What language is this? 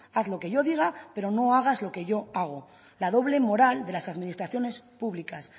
Spanish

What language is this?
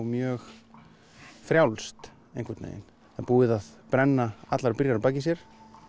Icelandic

